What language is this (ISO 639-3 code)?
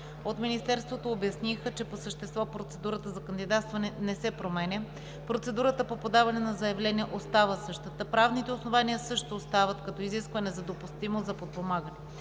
bul